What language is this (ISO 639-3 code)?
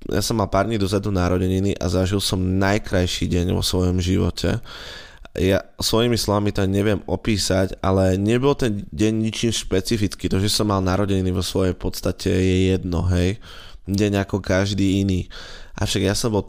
slk